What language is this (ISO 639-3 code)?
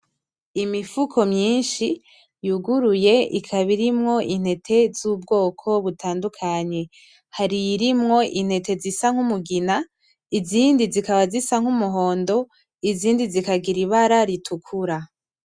run